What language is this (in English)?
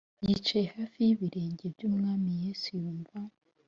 Kinyarwanda